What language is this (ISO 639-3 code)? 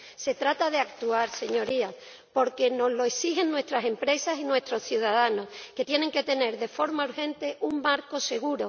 spa